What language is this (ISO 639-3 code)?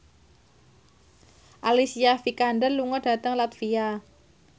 jav